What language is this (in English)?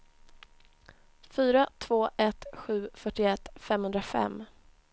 Swedish